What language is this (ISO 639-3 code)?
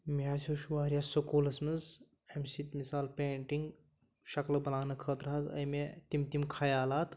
kas